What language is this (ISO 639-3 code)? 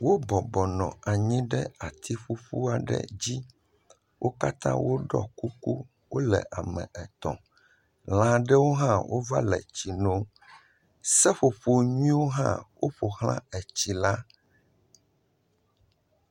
ewe